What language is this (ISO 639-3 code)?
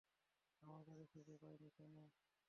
ben